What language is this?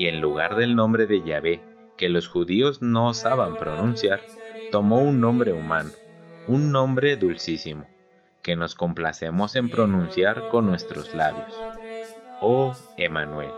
Spanish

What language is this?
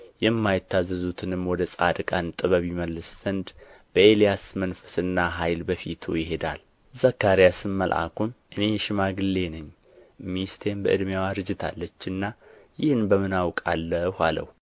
Amharic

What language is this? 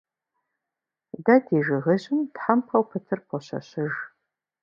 Kabardian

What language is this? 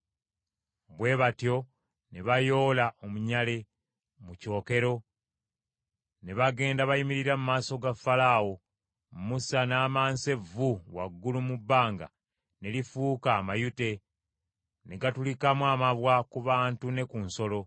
Ganda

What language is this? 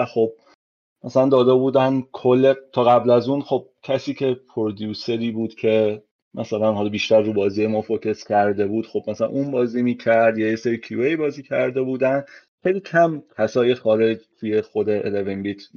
Persian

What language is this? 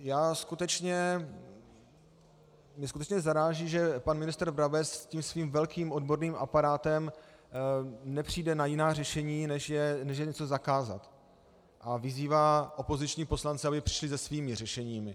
Czech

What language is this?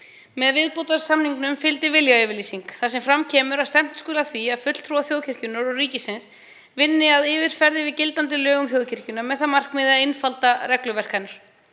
Icelandic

